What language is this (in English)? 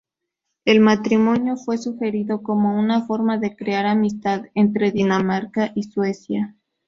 Spanish